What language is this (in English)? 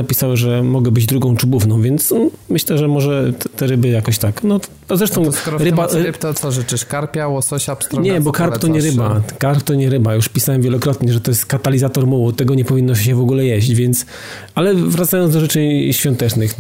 Polish